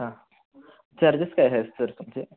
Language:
Marathi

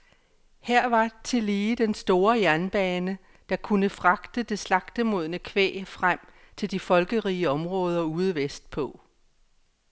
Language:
Danish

